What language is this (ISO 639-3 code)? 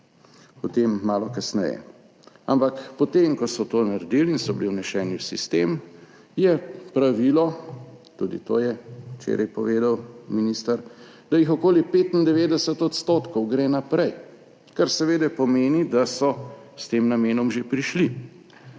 slv